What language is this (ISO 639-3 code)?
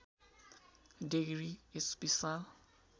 nep